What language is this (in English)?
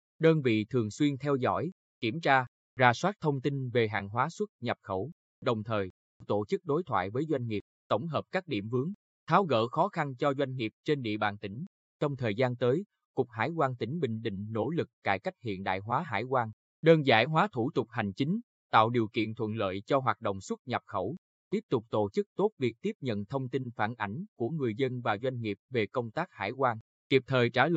Vietnamese